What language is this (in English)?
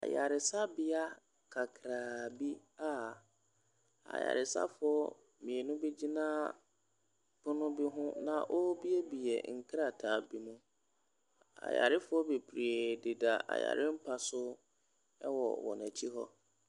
Akan